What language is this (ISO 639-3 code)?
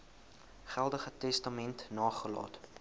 afr